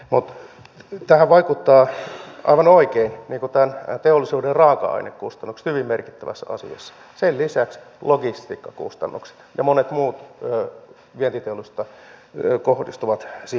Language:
Finnish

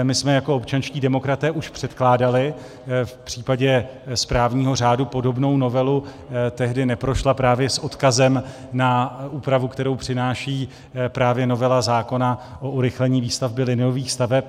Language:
Czech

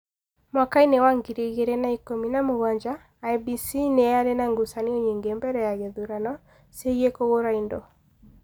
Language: Kikuyu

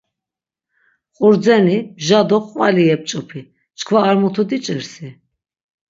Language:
Laz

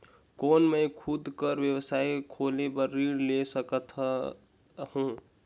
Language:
Chhattisgarhi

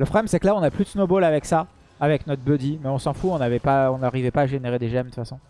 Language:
French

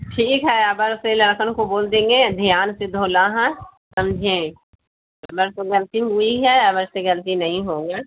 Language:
Urdu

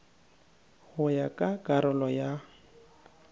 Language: Northern Sotho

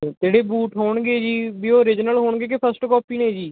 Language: Punjabi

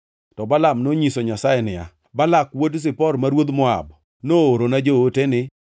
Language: Luo (Kenya and Tanzania)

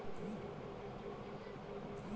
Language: Bhojpuri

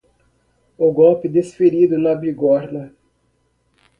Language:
Portuguese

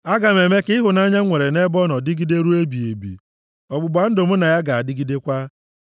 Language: Igbo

